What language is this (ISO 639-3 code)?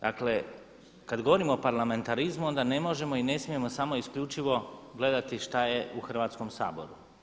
hrv